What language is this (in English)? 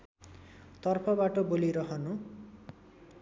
Nepali